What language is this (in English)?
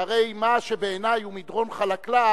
Hebrew